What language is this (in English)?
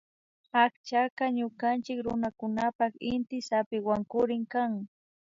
Imbabura Highland Quichua